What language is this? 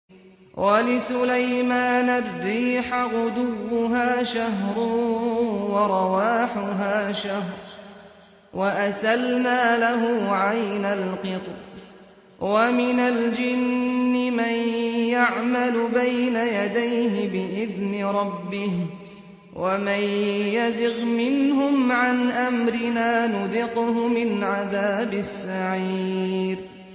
Arabic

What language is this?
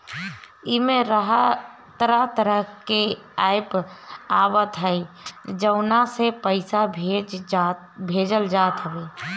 Bhojpuri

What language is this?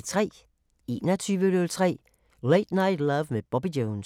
Danish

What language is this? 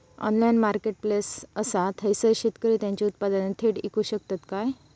Marathi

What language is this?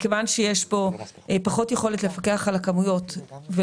Hebrew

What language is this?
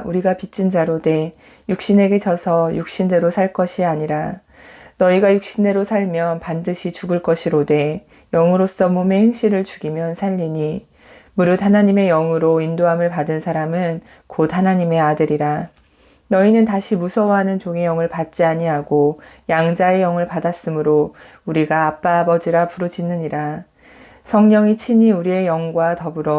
Korean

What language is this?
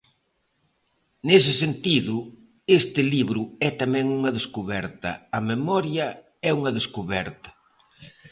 Galician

